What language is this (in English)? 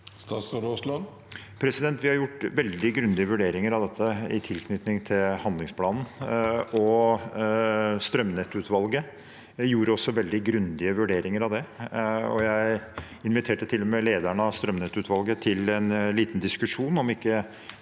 Norwegian